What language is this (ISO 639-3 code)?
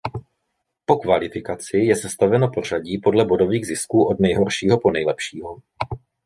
ces